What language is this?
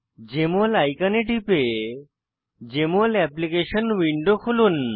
Bangla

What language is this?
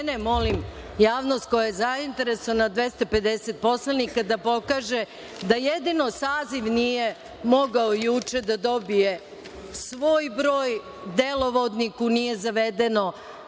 Serbian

